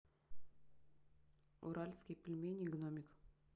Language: Russian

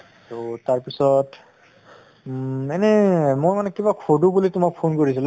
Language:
Assamese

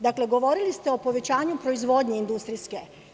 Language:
Serbian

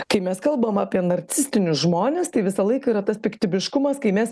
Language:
Lithuanian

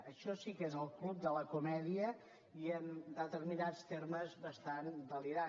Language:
Catalan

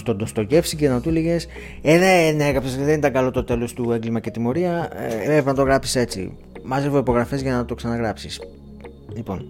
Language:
Greek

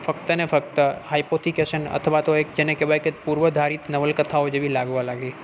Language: Gujarati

